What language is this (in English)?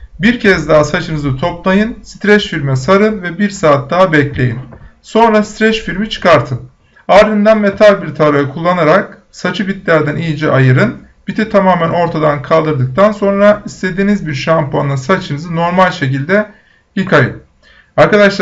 Turkish